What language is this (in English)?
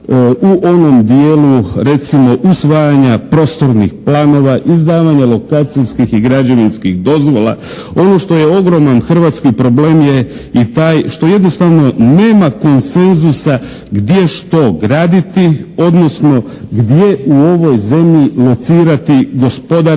Croatian